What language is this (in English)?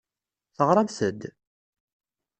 Kabyle